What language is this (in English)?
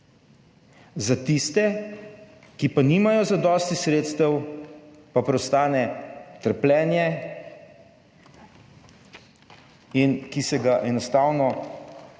Slovenian